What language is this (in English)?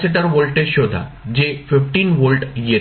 Marathi